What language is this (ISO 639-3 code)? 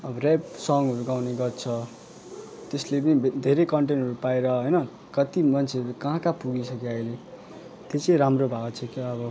nep